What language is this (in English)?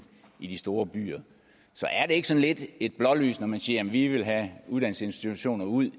Danish